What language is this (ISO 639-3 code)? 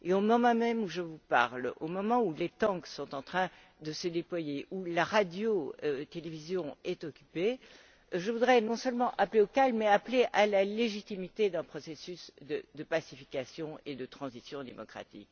fra